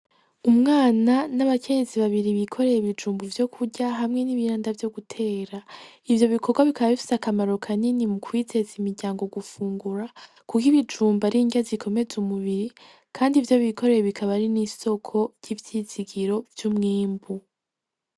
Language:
Rundi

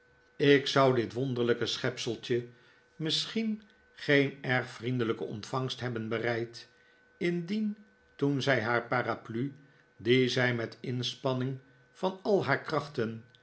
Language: Dutch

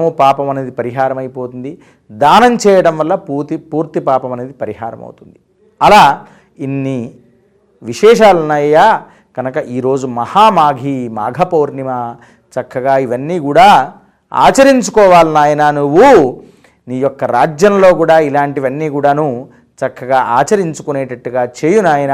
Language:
Telugu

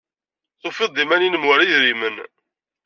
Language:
Kabyle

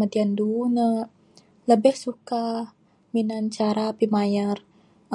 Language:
Bukar-Sadung Bidayuh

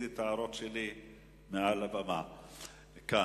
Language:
Hebrew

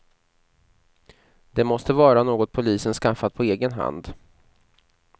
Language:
Swedish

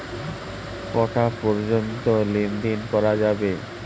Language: Bangla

